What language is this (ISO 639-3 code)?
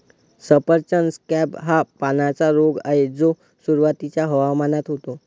mar